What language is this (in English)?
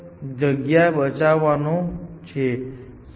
Gujarati